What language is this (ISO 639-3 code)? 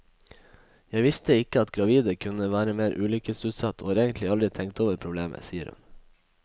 nor